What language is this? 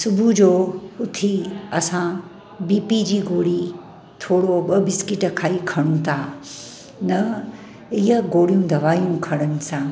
Sindhi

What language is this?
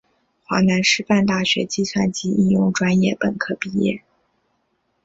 Chinese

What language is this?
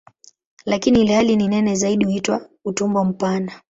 Swahili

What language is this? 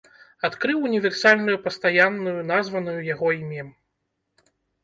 Belarusian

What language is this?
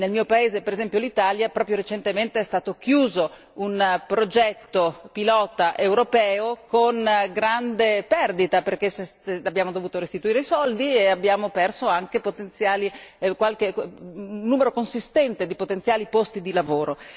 Italian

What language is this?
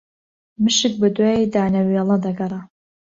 Central Kurdish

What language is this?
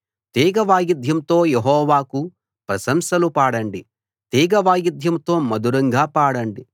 Telugu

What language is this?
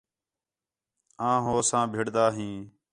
Khetrani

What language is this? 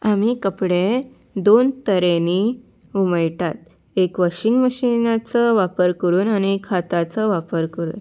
Konkani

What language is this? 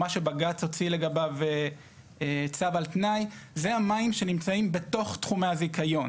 Hebrew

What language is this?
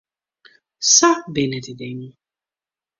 Western Frisian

